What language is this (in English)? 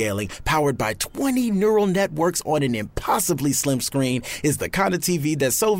Turkish